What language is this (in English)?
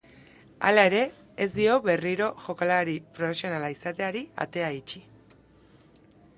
Basque